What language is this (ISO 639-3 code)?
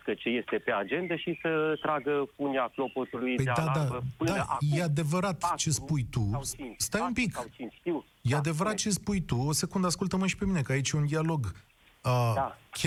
ron